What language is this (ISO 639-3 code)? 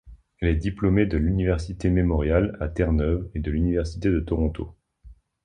fra